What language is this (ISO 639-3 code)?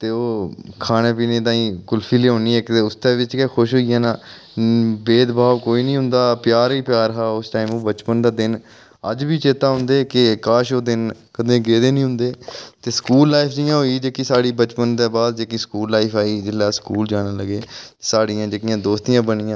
doi